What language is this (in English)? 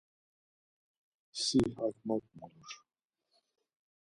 Laz